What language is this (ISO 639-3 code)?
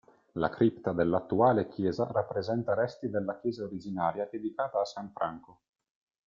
ita